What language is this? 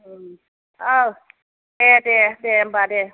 Bodo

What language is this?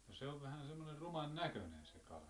Finnish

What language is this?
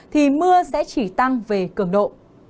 Vietnamese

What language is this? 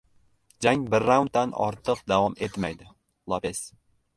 Uzbek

